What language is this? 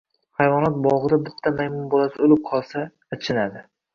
Uzbek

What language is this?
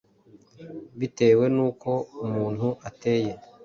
Kinyarwanda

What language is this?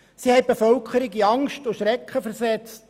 Swiss German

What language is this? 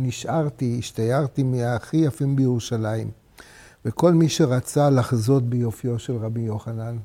Hebrew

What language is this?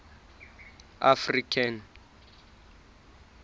Southern Sotho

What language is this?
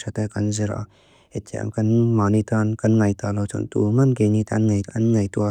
Mizo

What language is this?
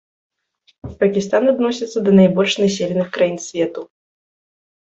Belarusian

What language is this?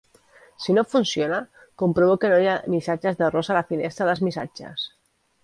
Catalan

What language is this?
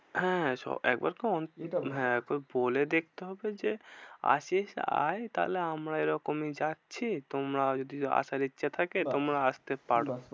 Bangla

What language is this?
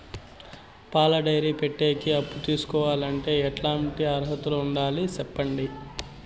Telugu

